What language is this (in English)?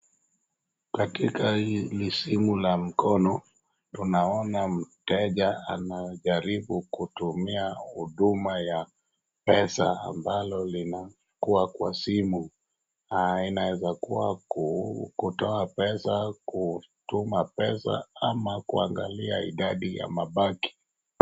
Swahili